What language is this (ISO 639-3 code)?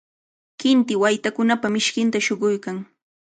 qvl